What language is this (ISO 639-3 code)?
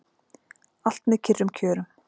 isl